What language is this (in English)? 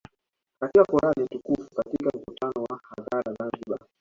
Swahili